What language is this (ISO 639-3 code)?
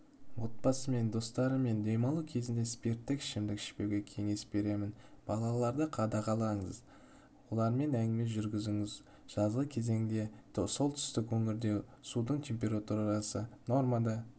kaz